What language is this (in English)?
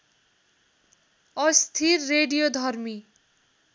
Nepali